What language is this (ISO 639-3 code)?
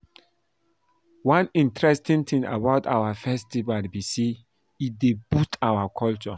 pcm